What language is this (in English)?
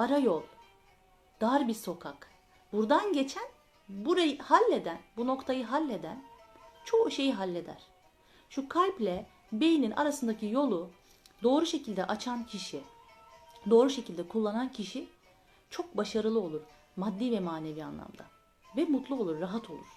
Turkish